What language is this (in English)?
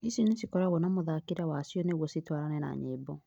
Kikuyu